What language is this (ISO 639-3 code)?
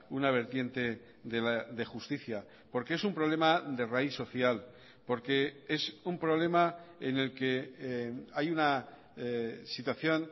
spa